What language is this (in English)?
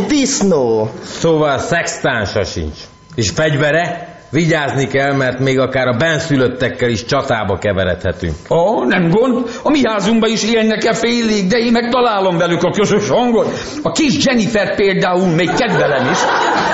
Hungarian